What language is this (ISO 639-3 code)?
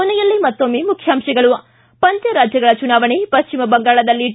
kan